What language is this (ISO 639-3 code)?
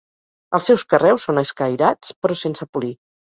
cat